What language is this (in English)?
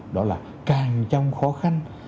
Vietnamese